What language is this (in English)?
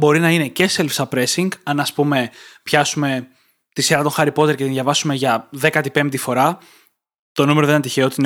Greek